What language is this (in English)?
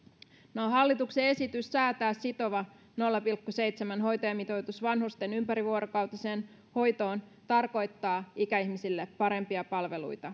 Finnish